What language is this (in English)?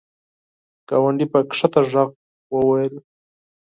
Pashto